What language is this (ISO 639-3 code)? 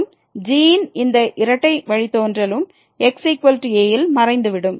tam